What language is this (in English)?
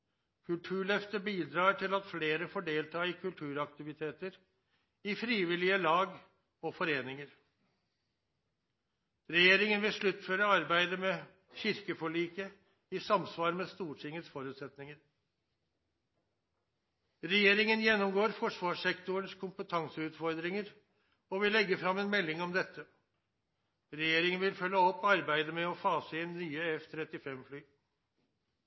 Norwegian Nynorsk